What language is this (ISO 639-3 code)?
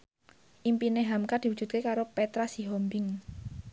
jav